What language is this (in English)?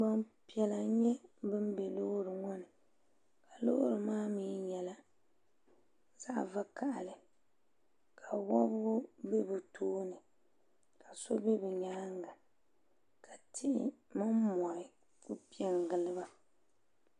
Dagbani